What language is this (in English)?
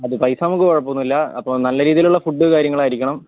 Malayalam